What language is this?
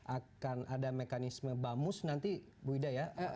Indonesian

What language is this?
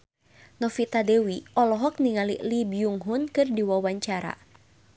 Sundanese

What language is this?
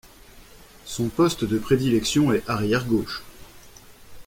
French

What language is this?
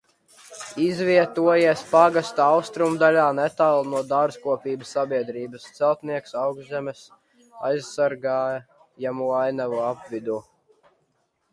Latvian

